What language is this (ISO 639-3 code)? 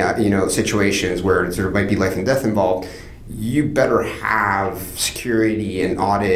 eng